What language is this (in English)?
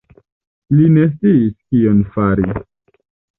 Esperanto